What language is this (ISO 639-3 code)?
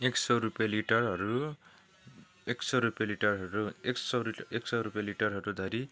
nep